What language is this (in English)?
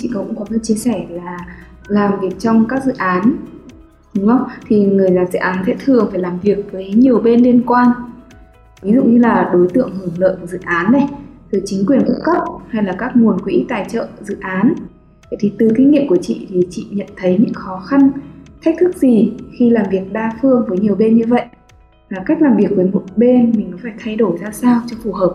Vietnamese